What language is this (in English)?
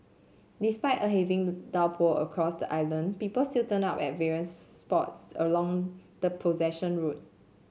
English